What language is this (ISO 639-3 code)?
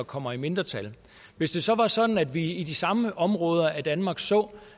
dan